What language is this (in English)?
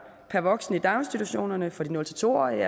Danish